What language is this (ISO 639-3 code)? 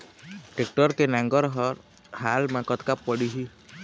hne